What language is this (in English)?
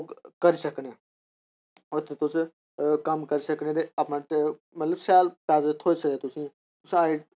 Dogri